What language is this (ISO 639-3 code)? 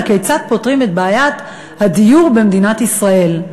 heb